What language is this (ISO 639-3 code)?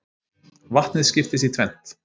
isl